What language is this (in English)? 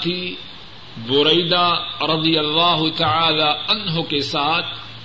Urdu